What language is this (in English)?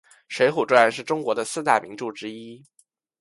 Chinese